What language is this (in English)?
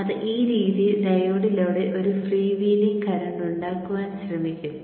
Malayalam